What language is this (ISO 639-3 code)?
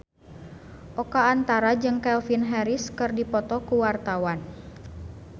sun